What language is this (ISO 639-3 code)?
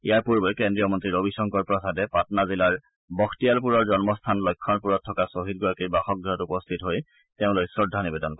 asm